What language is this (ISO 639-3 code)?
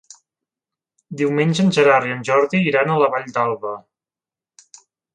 cat